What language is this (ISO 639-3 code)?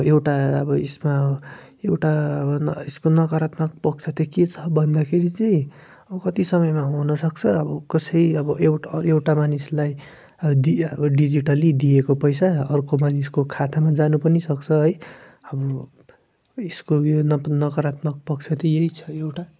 nep